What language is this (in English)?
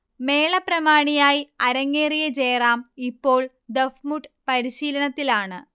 Malayalam